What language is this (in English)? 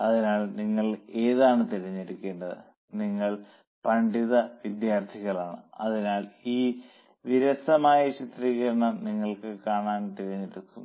Malayalam